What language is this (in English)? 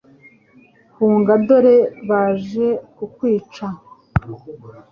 Kinyarwanda